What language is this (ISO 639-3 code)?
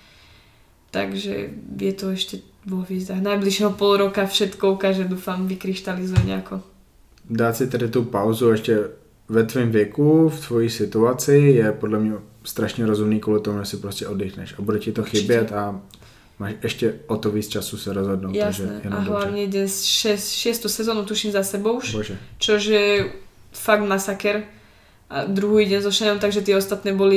ces